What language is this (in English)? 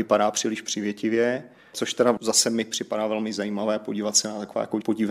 Czech